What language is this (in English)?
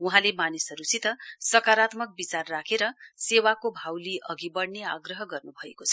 Nepali